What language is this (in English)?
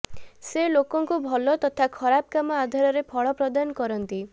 Odia